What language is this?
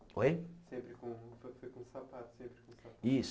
Portuguese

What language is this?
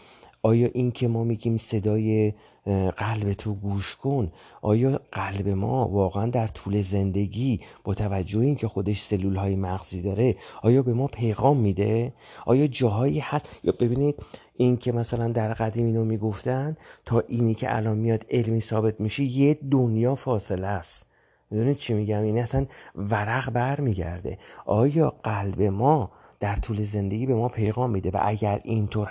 Persian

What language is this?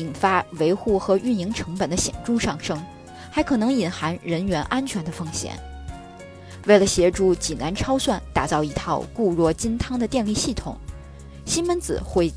Chinese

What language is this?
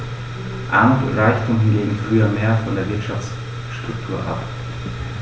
German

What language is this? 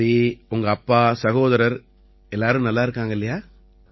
Tamil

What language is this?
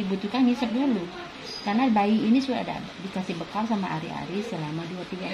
Indonesian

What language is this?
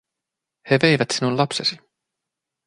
Finnish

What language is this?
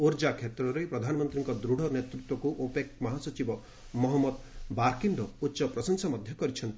Odia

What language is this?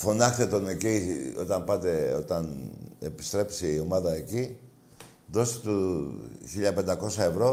Greek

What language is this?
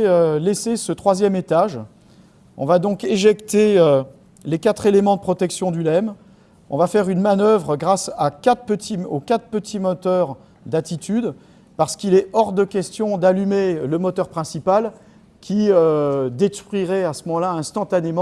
French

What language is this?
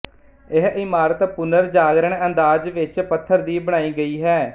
Punjabi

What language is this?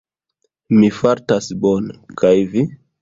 Esperanto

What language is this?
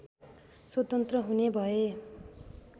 Nepali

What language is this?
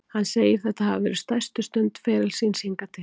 Icelandic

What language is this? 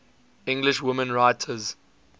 English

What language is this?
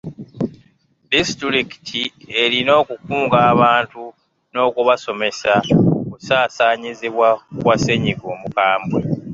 Ganda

